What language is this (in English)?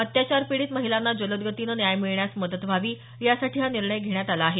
Marathi